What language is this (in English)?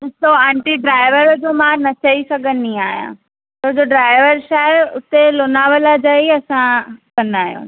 Sindhi